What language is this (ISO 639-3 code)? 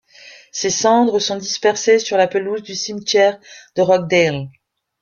fra